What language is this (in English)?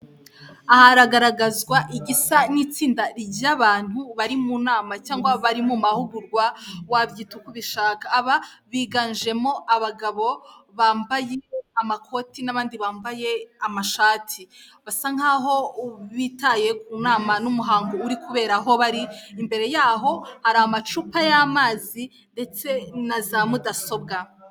Kinyarwanda